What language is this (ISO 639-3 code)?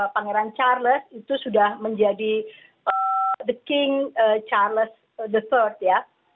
ind